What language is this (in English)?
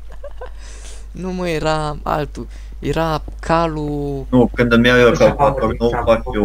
Romanian